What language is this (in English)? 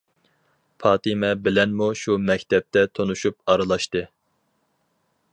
Uyghur